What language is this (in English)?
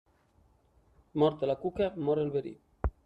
Catalan